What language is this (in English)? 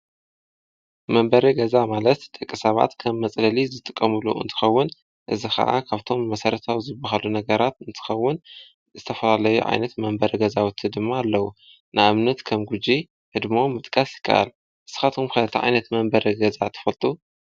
Tigrinya